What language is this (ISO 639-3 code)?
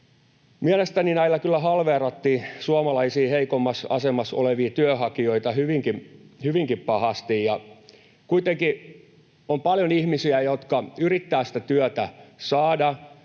fin